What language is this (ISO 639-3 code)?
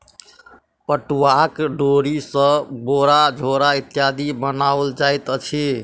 mai